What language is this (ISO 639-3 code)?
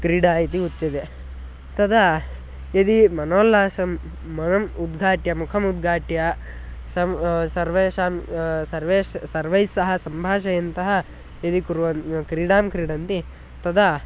san